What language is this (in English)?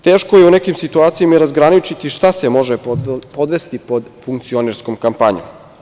Serbian